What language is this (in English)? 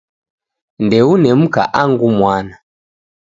Taita